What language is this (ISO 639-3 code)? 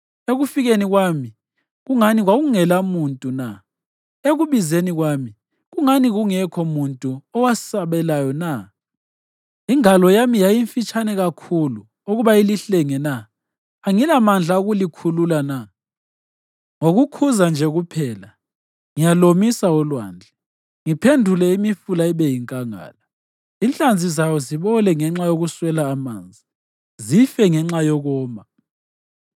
nde